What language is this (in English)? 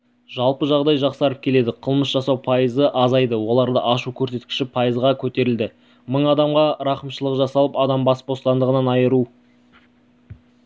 Kazakh